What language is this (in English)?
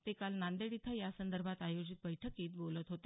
Marathi